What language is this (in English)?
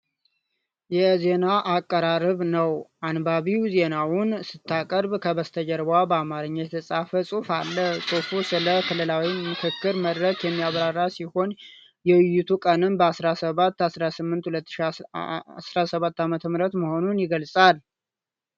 Amharic